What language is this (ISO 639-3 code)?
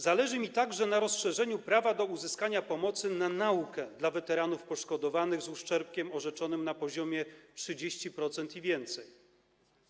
pol